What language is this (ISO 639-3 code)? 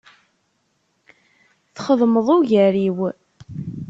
kab